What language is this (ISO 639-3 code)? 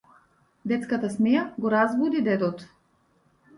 mkd